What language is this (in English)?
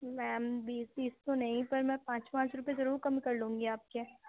Urdu